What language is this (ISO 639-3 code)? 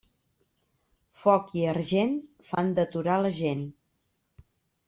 cat